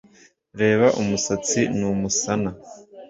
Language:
Kinyarwanda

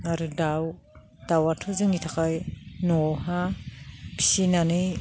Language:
Bodo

